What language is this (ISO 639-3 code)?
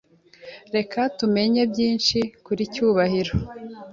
kin